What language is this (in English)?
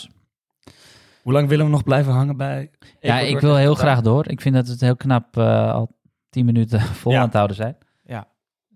Dutch